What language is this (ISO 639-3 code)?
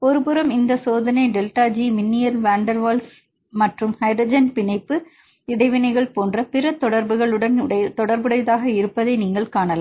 tam